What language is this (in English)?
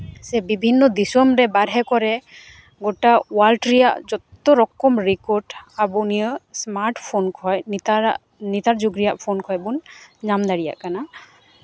Santali